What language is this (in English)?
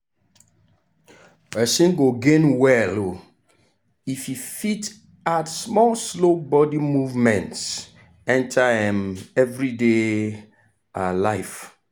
Nigerian Pidgin